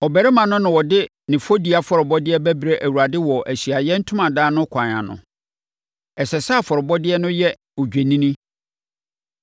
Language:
Akan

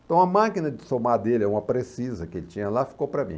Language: Portuguese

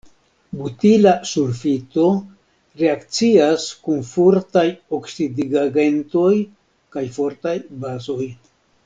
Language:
Esperanto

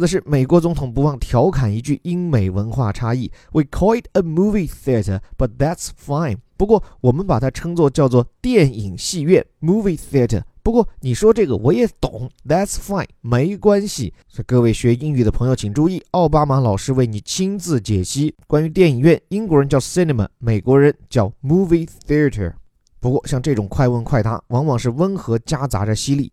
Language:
Chinese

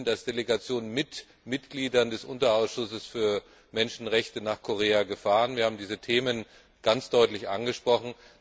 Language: German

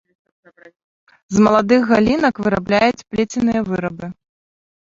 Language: Belarusian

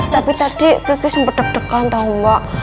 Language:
Indonesian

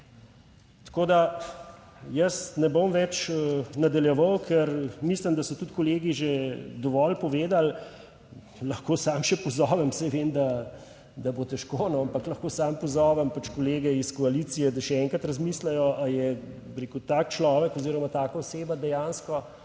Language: Slovenian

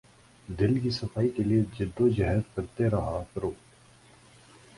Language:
Urdu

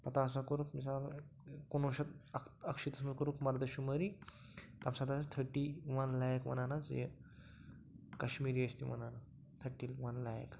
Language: Kashmiri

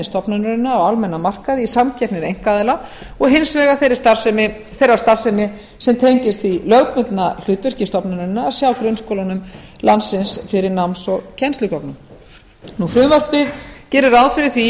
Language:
Icelandic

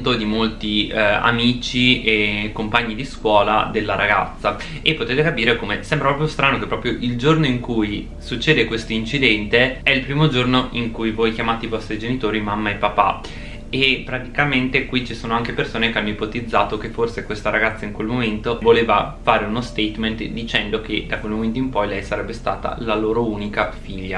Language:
Italian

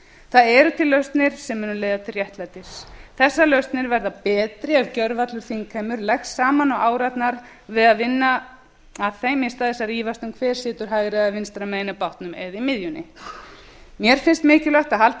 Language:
Icelandic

